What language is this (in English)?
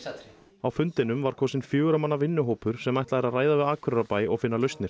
Icelandic